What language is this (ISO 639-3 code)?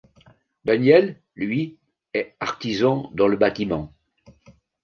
fra